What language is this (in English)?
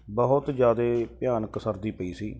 Punjabi